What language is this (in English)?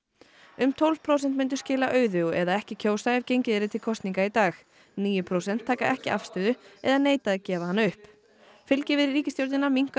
Icelandic